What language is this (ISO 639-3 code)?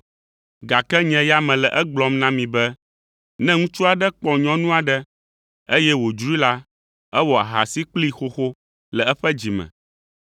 ewe